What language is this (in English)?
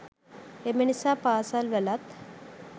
Sinhala